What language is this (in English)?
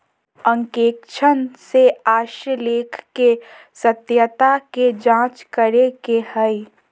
Magahi